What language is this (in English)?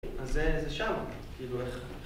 Hebrew